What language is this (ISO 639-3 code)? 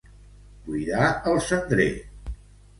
cat